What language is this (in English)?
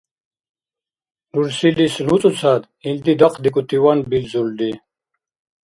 Dargwa